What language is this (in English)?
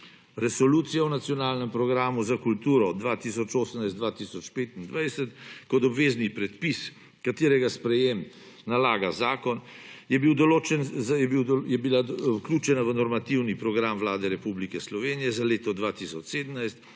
Slovenian